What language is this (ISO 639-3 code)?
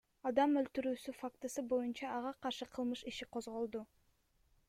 kir